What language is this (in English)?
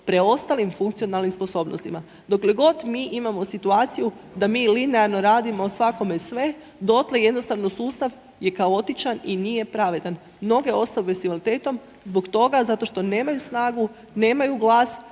Croatian